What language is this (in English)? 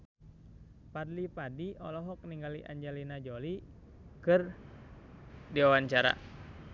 Sundanese